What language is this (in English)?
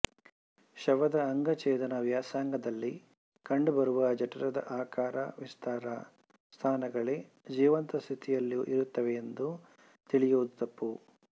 Kannada